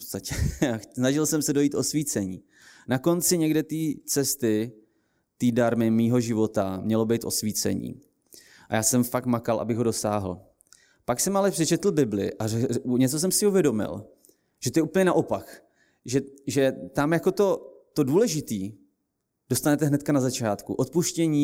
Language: Czech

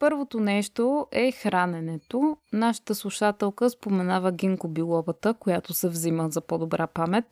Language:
Bulgarian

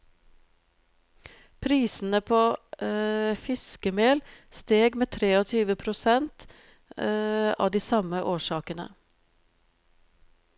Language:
Norwegian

